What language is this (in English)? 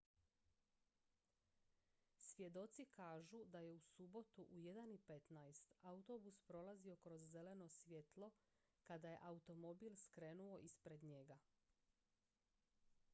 Croatian